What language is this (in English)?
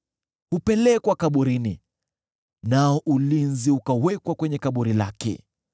Swahili